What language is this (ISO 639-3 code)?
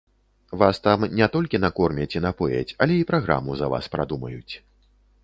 bel